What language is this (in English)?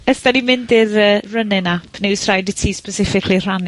Welsh